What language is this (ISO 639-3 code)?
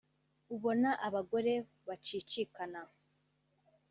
kin